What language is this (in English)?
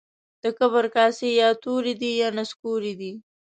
Pashto